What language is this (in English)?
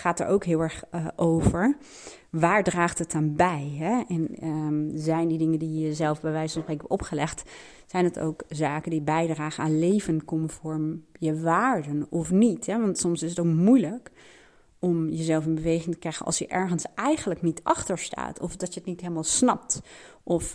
Dutch